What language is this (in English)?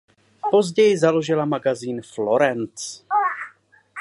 Czech